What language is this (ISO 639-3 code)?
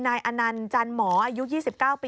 tha